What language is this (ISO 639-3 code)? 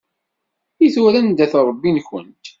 kab